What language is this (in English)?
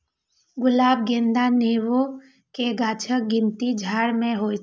Maithili